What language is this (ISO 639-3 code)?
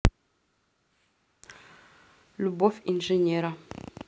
rus